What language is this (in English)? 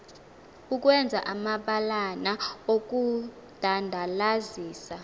Xhosa